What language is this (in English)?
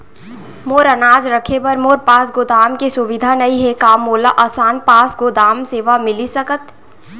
Chhattisgarhi